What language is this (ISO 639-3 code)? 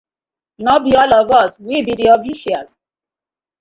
pcm